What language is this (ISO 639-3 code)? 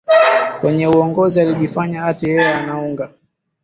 swa